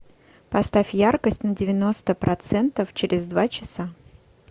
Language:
Russian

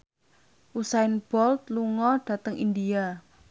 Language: Javanese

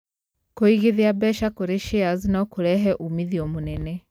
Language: Kikuyu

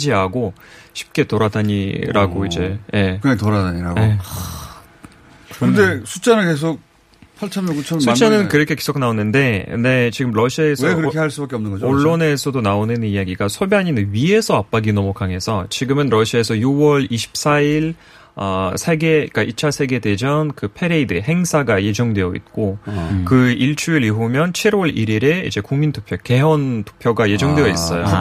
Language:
Korean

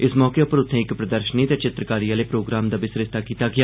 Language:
Dogri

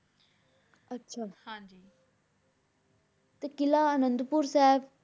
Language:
Punjabi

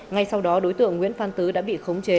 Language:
Vietnamese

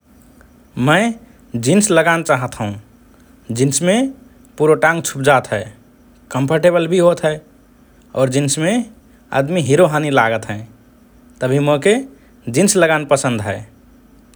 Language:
Rana Tharu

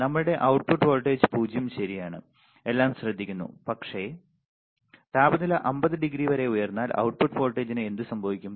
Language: Malayalam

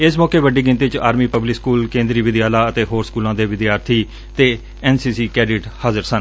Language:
Punjabi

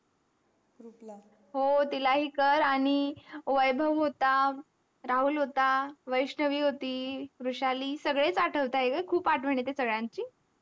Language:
Marathi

